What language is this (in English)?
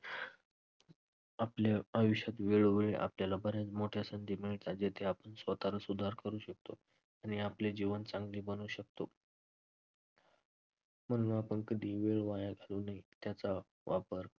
Marathi